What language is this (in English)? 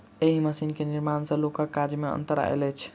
Maithili